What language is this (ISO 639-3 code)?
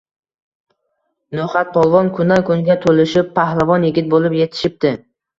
uzb